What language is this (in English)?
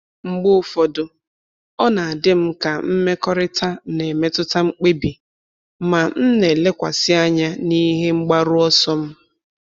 Igbo